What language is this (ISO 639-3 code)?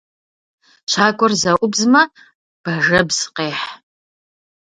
kbd